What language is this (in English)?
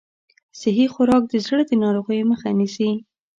Pashto